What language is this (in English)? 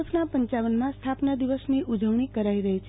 Gujarati